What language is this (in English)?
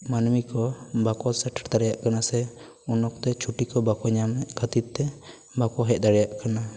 Santali